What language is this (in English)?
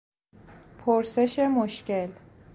Persian